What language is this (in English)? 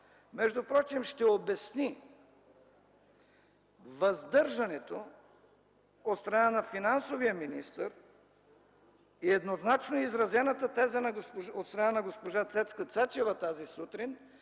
Bulgarian